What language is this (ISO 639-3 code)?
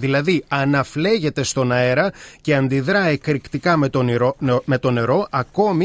ell